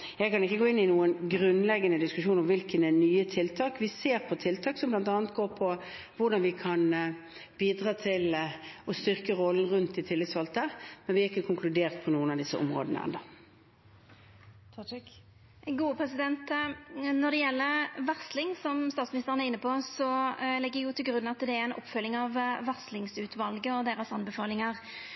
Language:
Norwegian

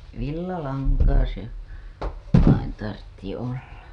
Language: Finnish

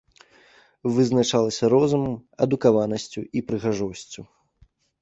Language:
Belarusian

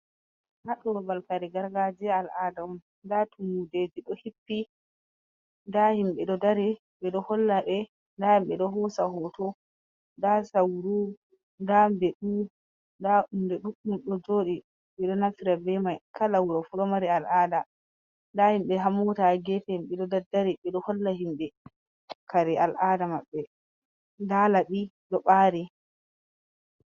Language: Fula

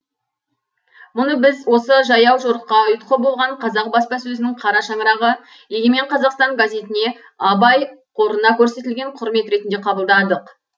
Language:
Kazakh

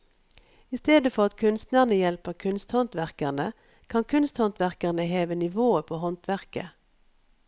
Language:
Norwegian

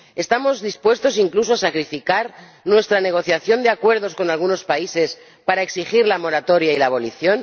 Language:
Spanish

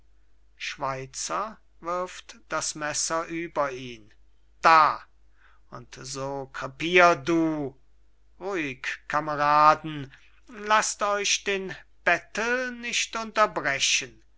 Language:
German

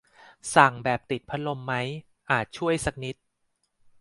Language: Thai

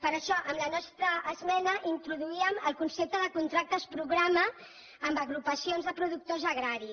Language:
Catalan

